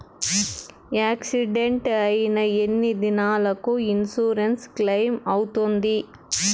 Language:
Telugu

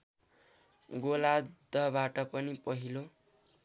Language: Nepali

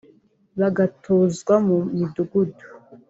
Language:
Kinyarwanda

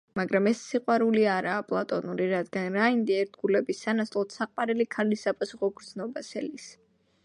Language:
Georgian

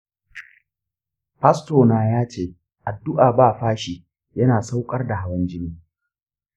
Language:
Hausa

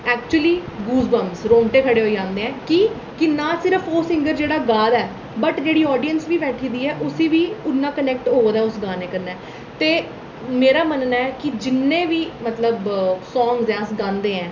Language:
Dogri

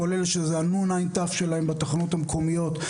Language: Hebrew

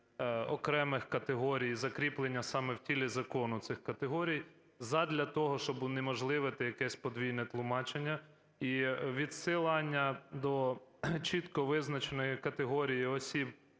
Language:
Ukrainian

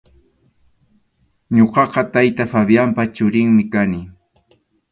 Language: Arequipa-La Unión Quechua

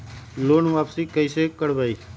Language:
Magahi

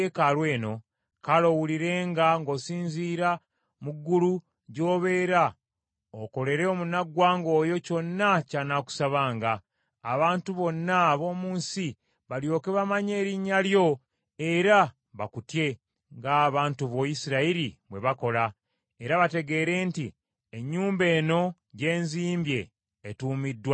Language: Ganda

